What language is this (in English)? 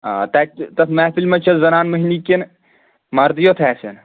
Kashmiri